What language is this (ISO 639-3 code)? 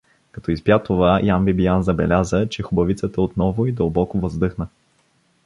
bul